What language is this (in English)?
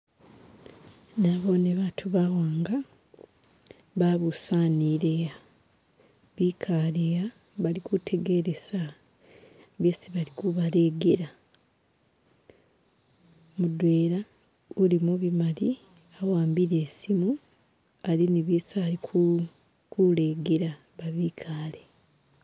Masaaba